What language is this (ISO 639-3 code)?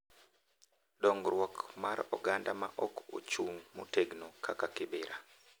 luo